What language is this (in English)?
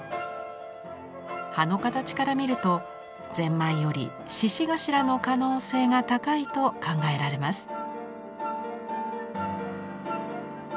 Japanese